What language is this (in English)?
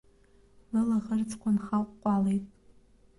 Abkhazian